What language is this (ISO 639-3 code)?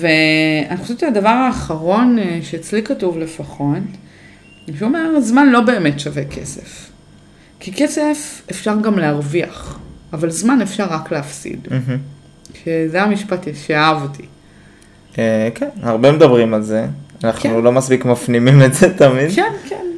heb